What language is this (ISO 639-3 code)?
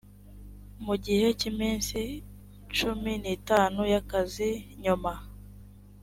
kin